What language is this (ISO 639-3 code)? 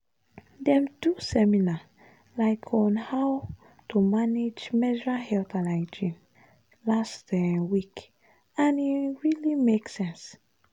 pcm